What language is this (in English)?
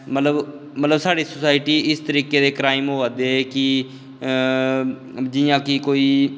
Dogri